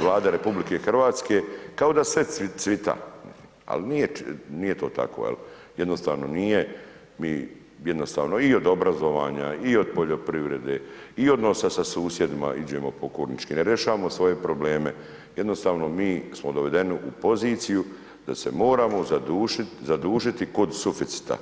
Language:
Croatian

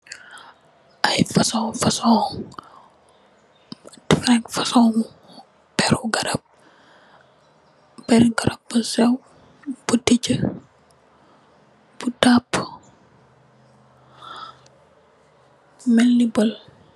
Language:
Wolof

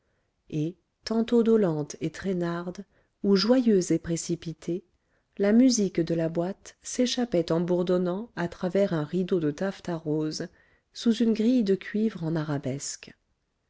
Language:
French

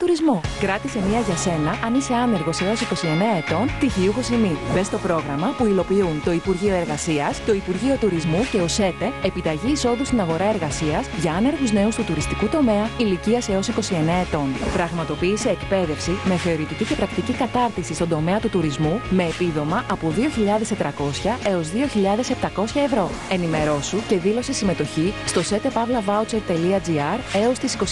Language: Greek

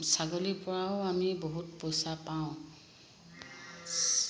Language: Assamese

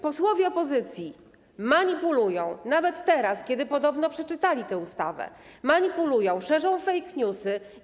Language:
Polish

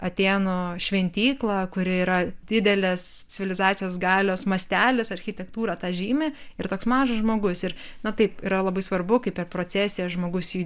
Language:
Lithuanian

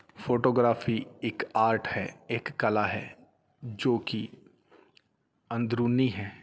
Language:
Punjabi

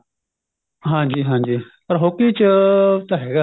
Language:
Punjabi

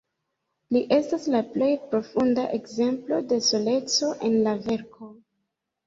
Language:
Esperanto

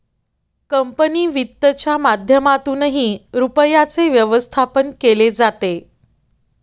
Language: Marathi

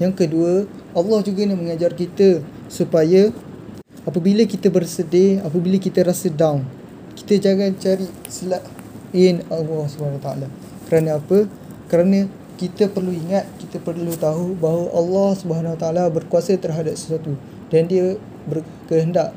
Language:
Malay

